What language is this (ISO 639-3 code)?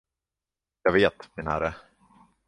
swe